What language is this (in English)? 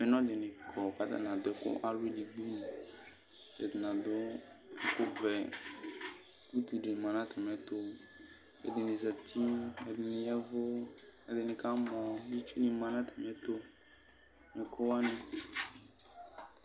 Ikposo